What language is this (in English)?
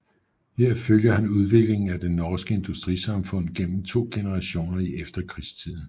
Danish